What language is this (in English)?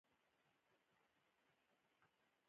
Pashto